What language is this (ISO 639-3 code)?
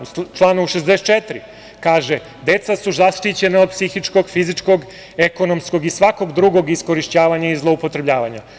srp